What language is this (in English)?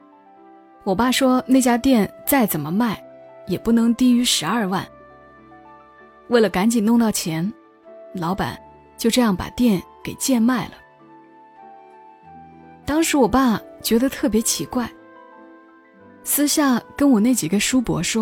Chinese